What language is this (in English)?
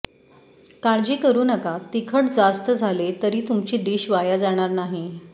Marathi